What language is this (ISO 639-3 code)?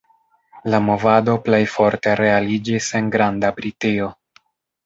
epo